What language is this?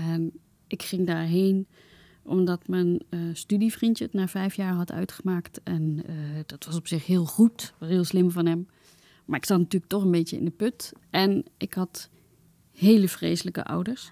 Dutch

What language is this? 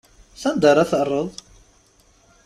Kabyle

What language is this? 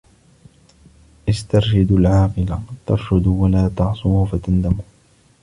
Arabic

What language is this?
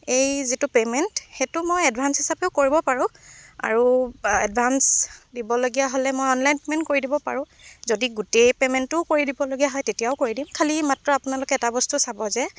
Assamese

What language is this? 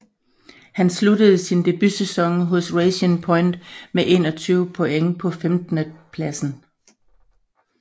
Danish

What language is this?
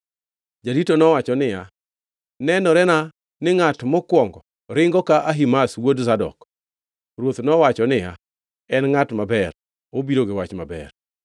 Luo (Kenya and Tanzania)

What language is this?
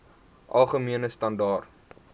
Afrikaans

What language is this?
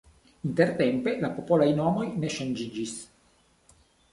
Esperanto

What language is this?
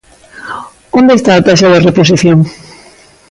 Galician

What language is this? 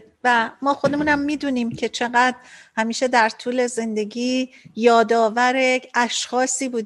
Persian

